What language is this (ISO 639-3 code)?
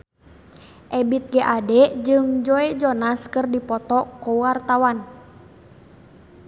sun